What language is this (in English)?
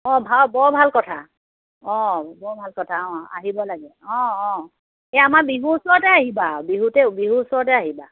Assamese